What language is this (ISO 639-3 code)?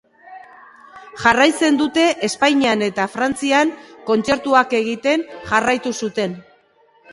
eus